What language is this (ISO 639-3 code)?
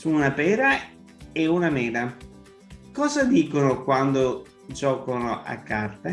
ita